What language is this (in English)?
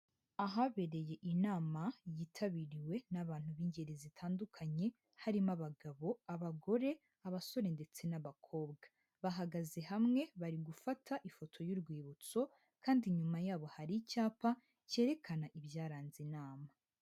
Kinyarwanda